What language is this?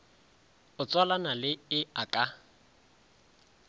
Northern Sotho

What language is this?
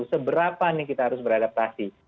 Indonesian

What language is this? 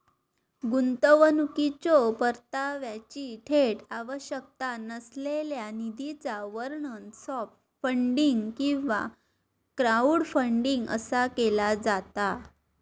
Marathi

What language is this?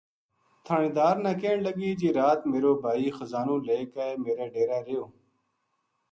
Gujari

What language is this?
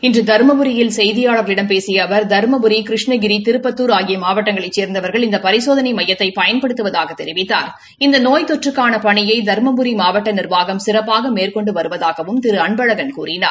Tamil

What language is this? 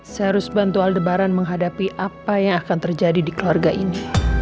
Indonesian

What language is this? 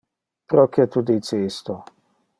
Interlingua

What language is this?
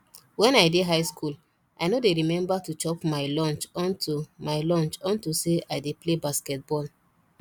Nigerian Pidgin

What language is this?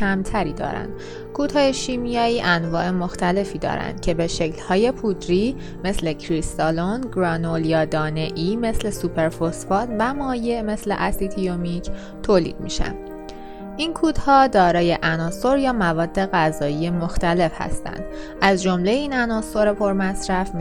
Persian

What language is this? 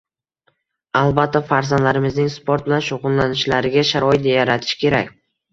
Uzbek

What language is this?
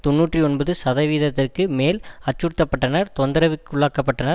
Tamil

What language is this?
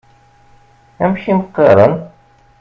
Kabyle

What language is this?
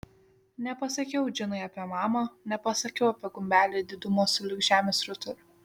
Lithuanian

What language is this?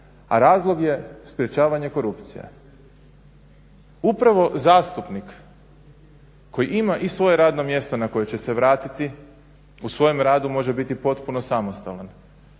Croatian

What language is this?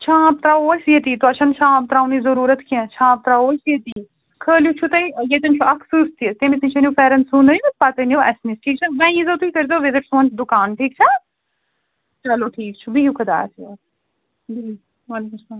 Kashmiri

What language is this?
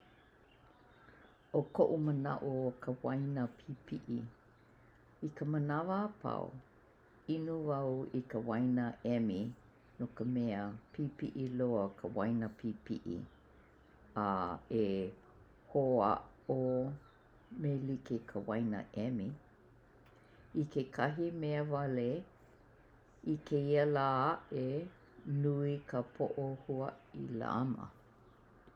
Hawaiian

